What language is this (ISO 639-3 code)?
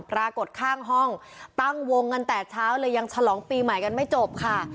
tha